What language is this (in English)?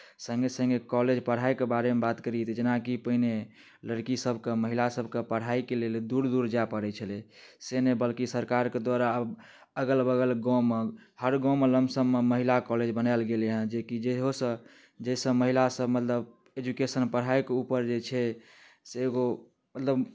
Maithili